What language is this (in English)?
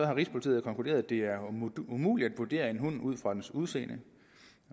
Danish